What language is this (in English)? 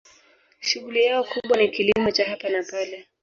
Swahili